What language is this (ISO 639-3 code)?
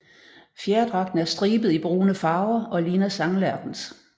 dan